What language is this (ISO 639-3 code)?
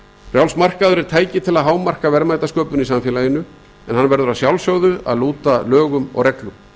isl